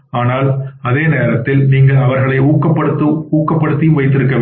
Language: Tamil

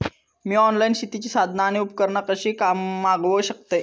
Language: Marathi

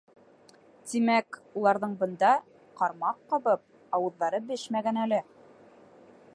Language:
Bashkir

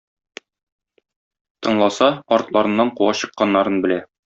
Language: Tatar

